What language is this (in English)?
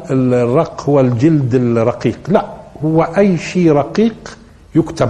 Arabic